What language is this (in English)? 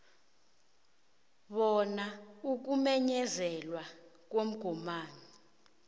South Ndebele